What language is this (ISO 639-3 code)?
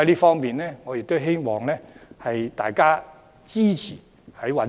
yue